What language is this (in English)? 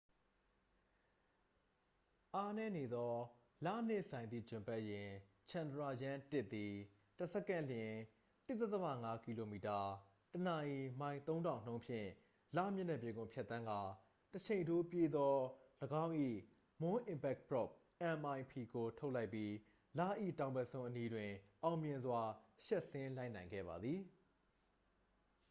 Burmese